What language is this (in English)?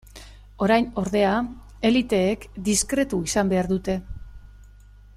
Basque